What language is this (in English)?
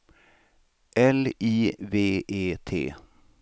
Swedish